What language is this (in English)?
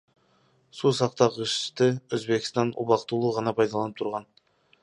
Kyrgyz